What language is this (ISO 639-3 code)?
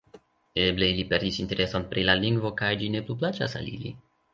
epo